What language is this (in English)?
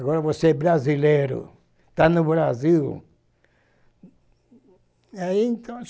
Portuguese